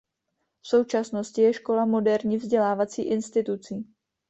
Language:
Czech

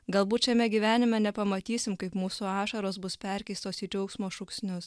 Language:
Lithuanian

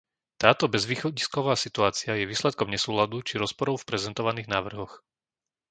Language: Slovak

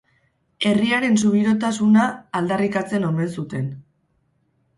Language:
Basque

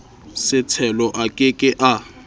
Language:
Southern Sotho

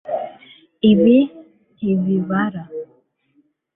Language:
Kinyarwanda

